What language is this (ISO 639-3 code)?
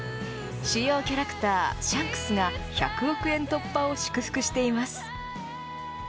jpn